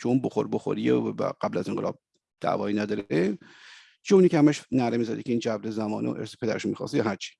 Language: Persian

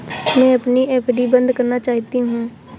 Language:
Hindi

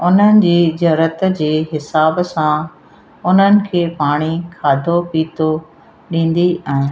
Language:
Sindhi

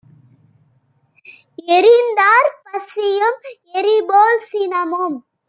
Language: Tamil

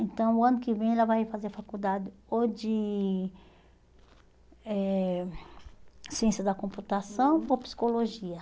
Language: Portuguese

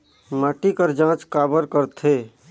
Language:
Chhattisgarhi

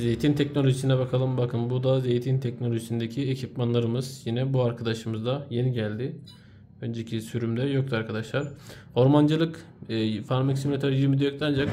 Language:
Turkish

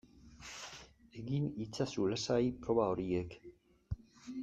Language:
Basque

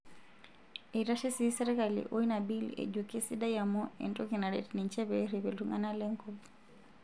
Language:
Masai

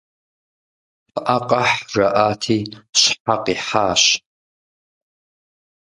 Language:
Kabardian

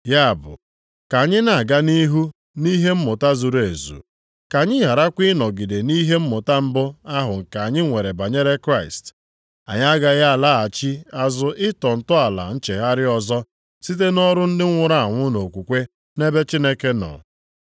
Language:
Igbo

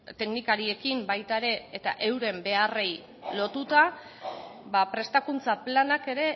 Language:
Basque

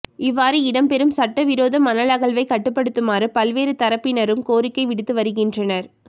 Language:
Tamil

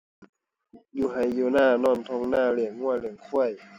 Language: Thai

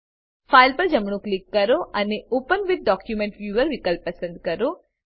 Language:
Gujarati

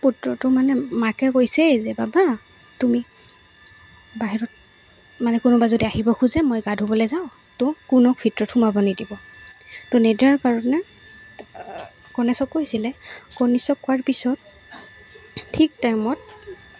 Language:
Assamese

